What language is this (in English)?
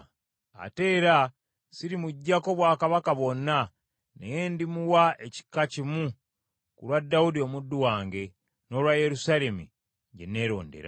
Ganda